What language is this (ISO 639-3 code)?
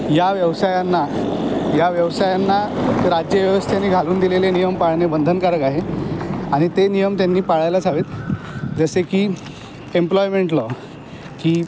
mar